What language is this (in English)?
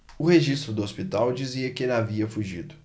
Portuguese